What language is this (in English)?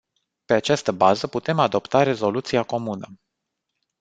Romanian